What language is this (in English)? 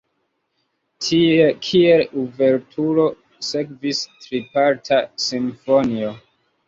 Esperanto